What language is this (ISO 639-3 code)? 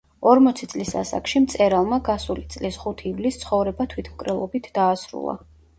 kat